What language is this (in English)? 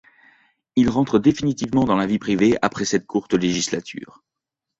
French